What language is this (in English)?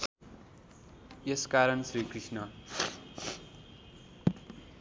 Nepali